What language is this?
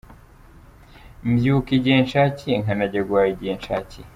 Kinyarwanda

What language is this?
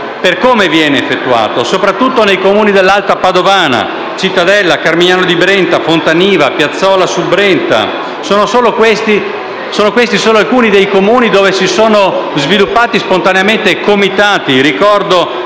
Italian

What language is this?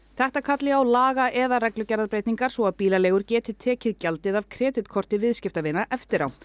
Icelandic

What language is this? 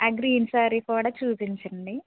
Telugu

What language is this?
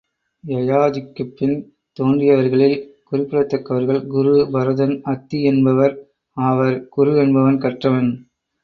Tamil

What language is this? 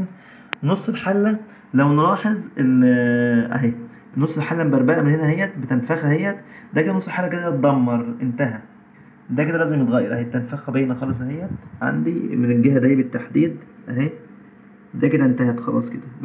Arabic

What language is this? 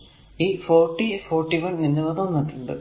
Malayalam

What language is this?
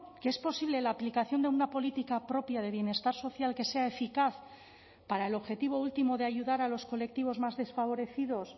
Spanish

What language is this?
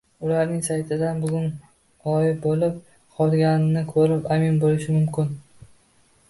Uzbek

